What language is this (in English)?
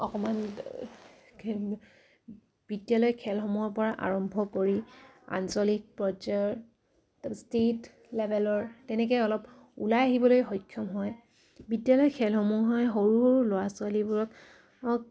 Assamese